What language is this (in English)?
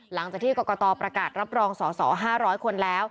Thai